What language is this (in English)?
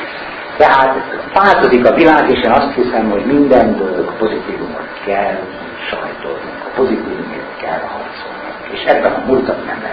Hungarian